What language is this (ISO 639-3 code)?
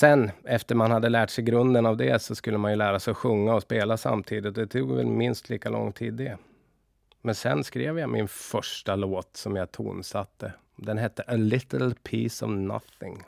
swe